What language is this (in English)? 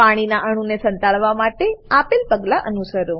Gujarati